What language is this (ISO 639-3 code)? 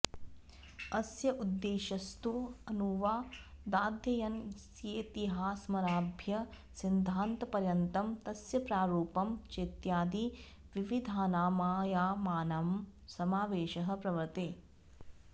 san